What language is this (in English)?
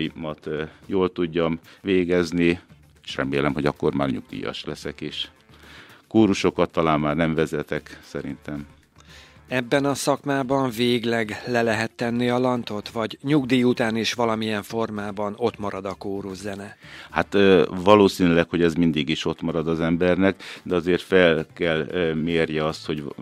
Hungarian